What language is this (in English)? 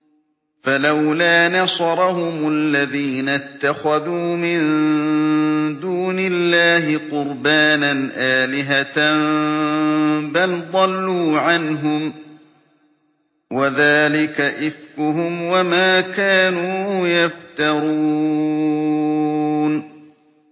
Arabic